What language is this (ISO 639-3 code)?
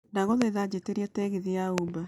kik